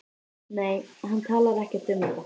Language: Icelandic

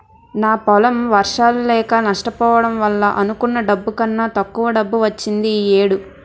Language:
Telugu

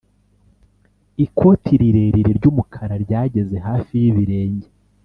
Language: Kinyarwanda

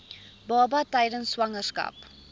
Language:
Afrikaans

